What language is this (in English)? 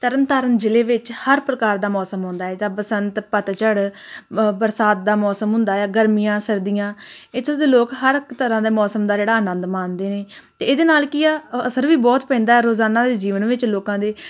Punjabi